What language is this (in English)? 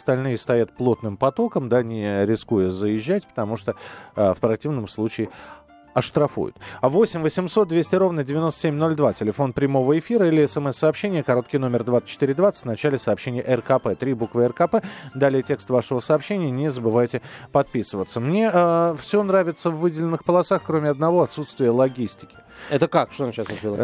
Russian